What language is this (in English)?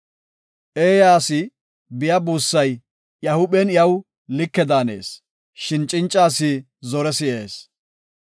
Gofa